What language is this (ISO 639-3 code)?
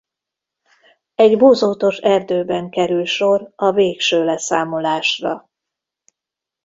hun